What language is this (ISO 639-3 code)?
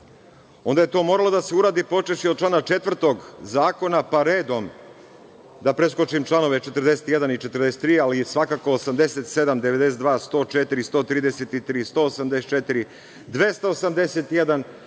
srp